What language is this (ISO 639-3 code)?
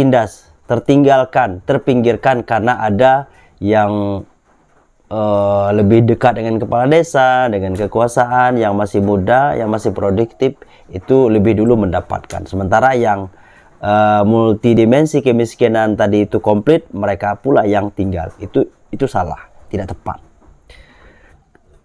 ind